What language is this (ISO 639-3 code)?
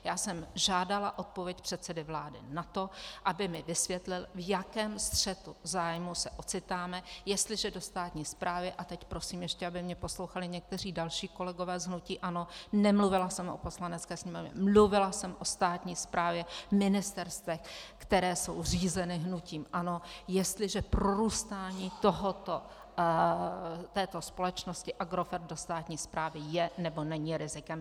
ces